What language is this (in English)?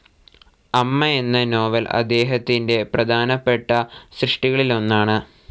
Malayalam